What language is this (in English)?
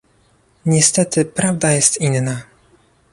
Polish